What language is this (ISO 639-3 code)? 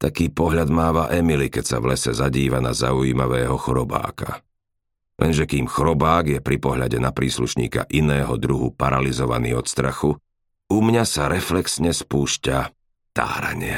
slk